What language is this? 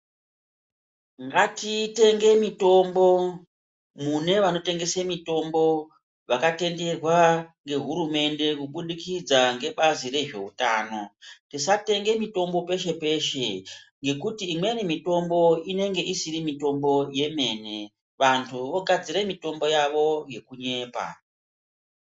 Ndau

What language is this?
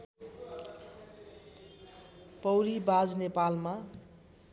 Nepali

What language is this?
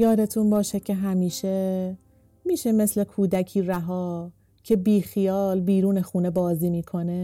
Persian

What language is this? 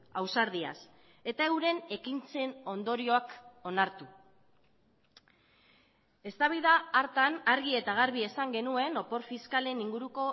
Basque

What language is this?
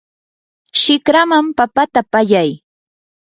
Yanahuanca Pasco Quechua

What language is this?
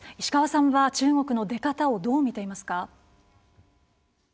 Japanese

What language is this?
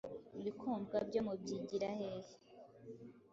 Kinyarwanda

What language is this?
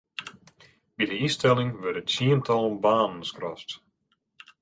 Western Frisian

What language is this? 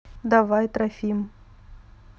Russian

